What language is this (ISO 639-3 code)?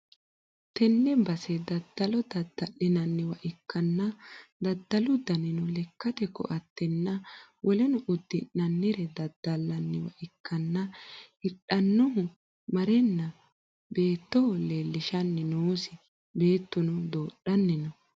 sid